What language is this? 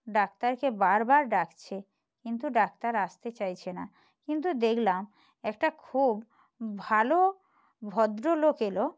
Bangla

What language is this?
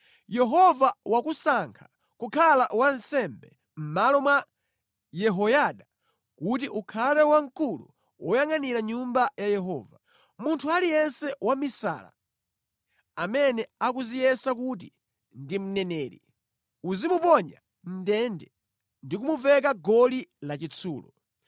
Nyanja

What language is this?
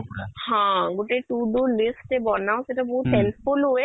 Odia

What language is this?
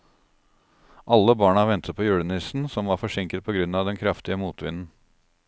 Norwegian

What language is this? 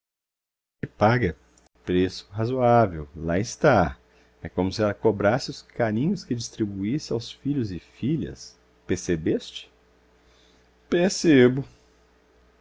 Portuguese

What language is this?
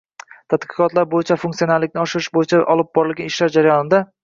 Uzbek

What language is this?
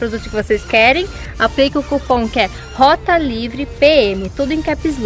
Portuguese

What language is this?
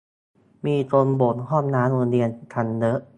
Thai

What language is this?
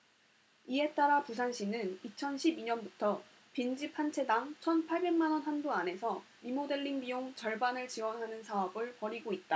Korean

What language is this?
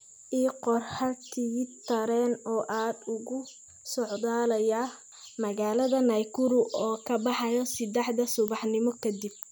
Somali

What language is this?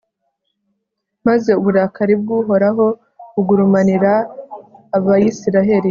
Kinyarwanda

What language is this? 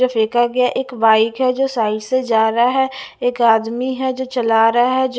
Hindi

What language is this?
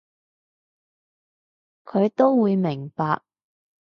Cantonese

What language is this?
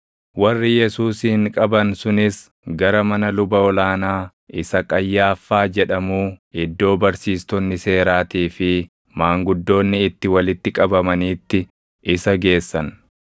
Oromo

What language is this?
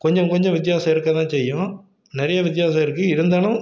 Tamil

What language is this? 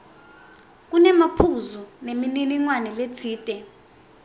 Swati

